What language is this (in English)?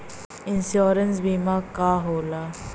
Bhojpuri